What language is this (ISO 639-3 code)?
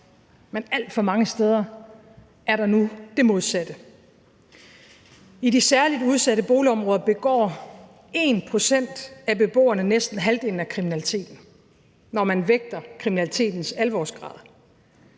dan